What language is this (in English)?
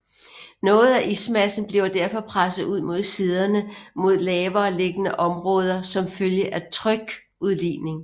Danish